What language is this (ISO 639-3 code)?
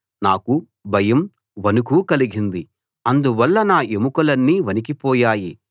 tel